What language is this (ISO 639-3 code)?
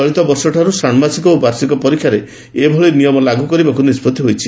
ori